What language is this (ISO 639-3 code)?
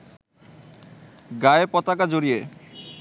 ben